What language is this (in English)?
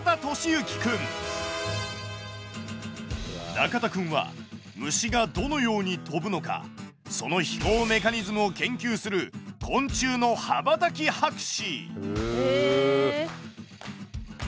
Japanese